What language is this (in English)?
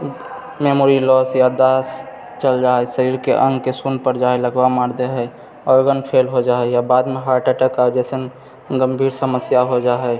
Maithili